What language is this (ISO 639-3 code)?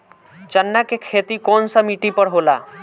bho